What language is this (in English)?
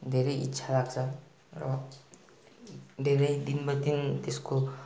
Nepali